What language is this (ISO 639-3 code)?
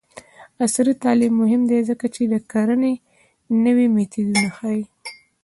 pus